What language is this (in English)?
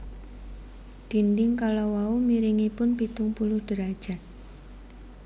Javanese